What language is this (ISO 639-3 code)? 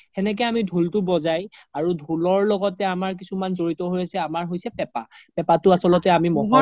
asm